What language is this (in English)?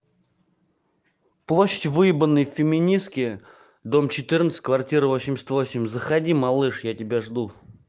Russian